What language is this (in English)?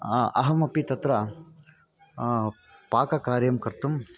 Sanskrit